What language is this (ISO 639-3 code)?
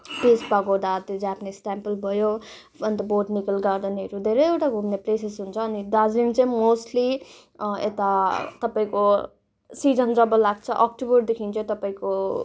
nep